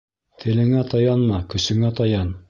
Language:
Bashkir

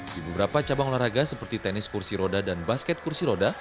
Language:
Indonesian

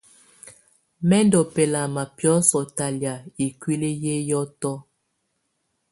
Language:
Tunen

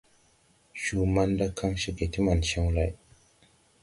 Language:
Tupuri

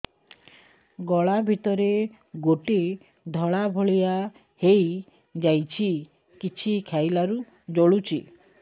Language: Odia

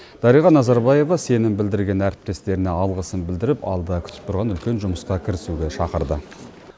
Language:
Kazakh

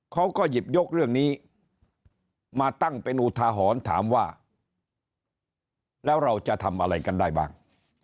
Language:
Thai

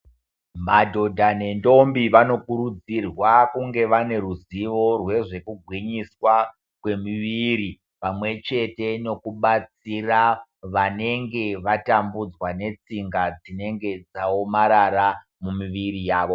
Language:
Ndau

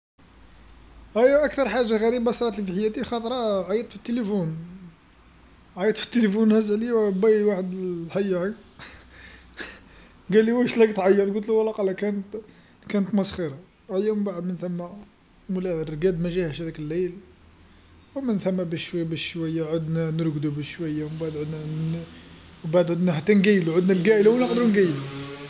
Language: Algerian Arabic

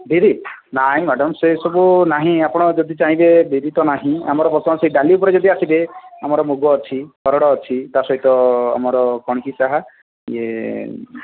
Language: Odia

